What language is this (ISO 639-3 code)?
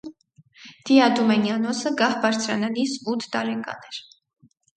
hye